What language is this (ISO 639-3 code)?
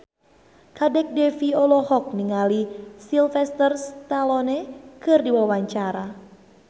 sun